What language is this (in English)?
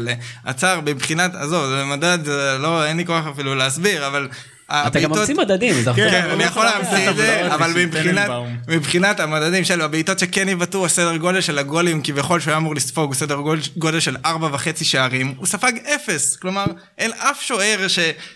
Hebrew